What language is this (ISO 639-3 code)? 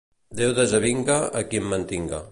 cat